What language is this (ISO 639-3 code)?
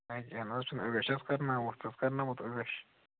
kas